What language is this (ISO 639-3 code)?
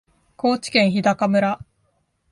jpn